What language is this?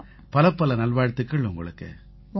Tamil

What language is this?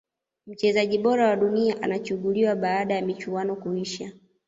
Swahili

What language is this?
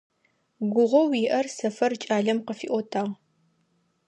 Adyghe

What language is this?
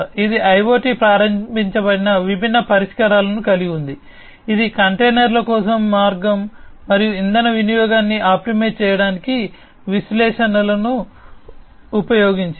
Telugu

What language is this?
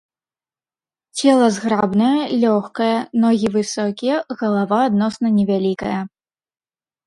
Belarusian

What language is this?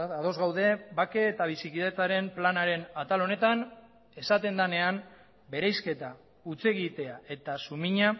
Basque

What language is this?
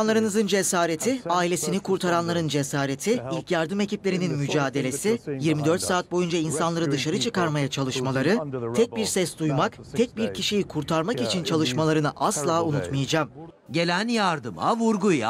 Turkish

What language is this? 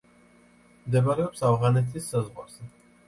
Georgian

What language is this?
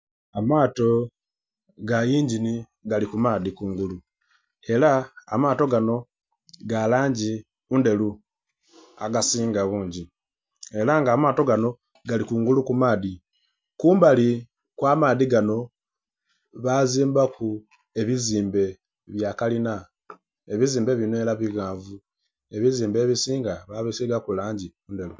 Soga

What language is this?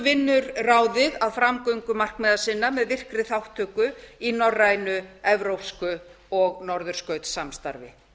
Icelandic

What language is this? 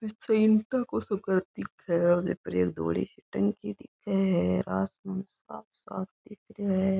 Rajasthani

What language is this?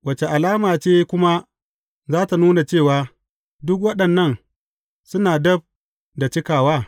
Hausa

